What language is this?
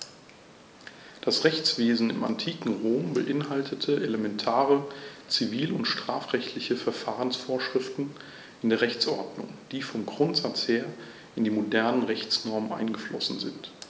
German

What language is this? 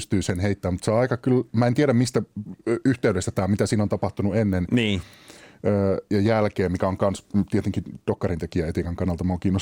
Finnish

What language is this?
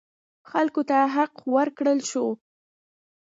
Pashto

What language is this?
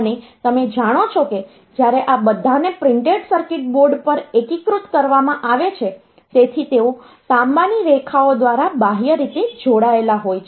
Gujarati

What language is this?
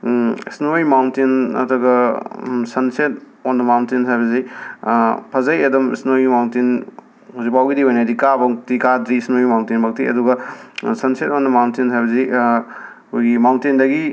Manipuri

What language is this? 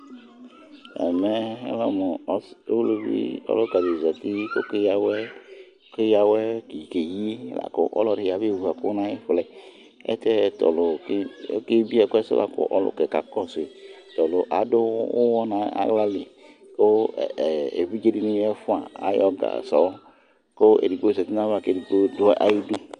Ikposo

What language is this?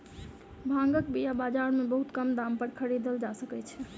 Maithili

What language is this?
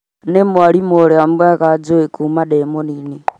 Kikuyu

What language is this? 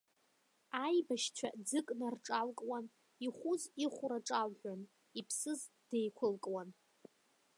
Abkhazian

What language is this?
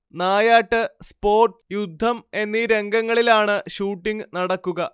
Malayalam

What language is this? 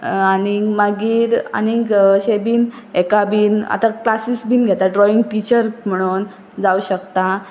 Konkani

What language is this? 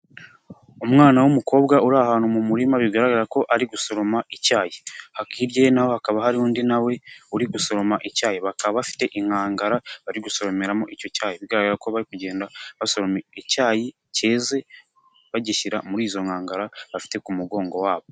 Kinyarwanda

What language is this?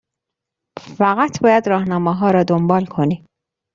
Persian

